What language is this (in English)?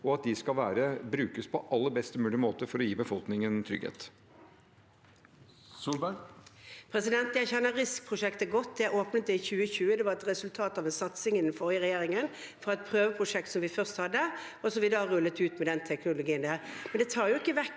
Norwegian